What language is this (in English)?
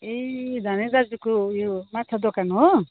Nepali